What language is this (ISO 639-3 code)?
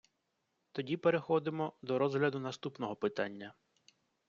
ukr